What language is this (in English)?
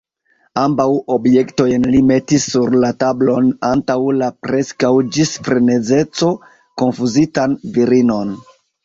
Esperanto